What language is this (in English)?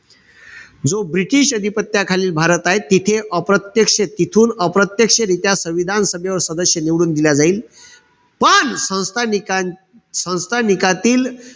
Marathi